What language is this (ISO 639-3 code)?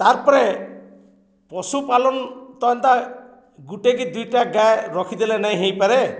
ori